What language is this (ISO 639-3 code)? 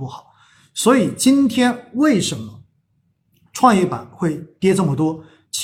zho